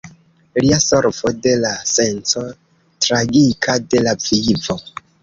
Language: Esperanto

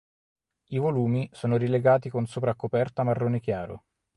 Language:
Italian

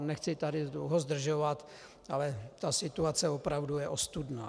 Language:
Czech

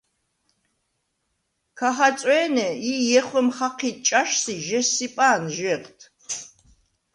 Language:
Svan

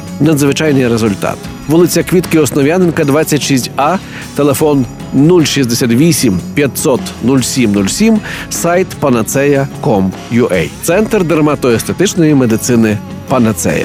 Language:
Ukrainian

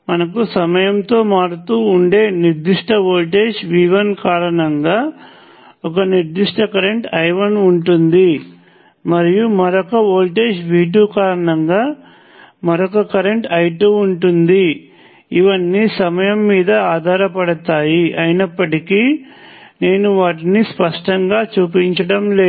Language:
Telugu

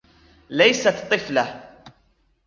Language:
Arabic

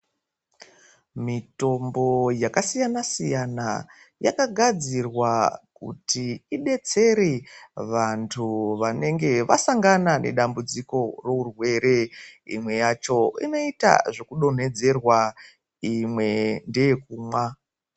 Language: Ndau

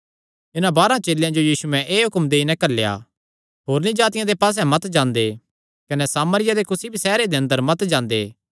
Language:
Kangri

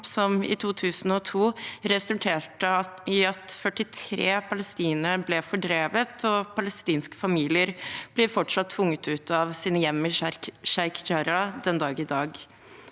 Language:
Norwegian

